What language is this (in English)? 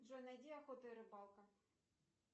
Russian